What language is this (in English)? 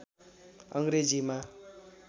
Nepali